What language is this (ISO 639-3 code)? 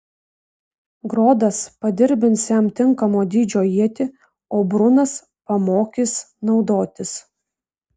lit